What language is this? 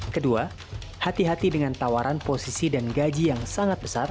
Indonesian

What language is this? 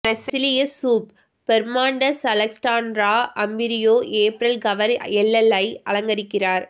Tamil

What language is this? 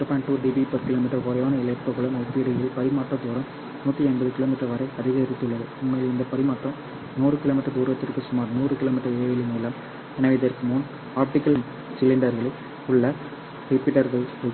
Tamil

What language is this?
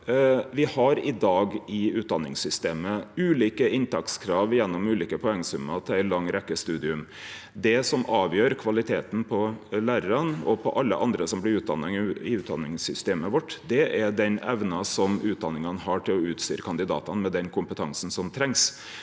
Norwegian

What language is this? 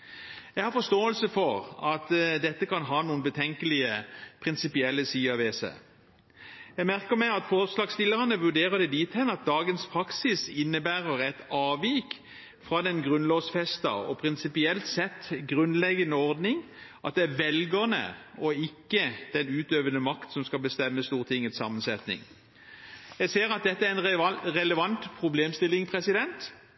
Norwegian Bokmål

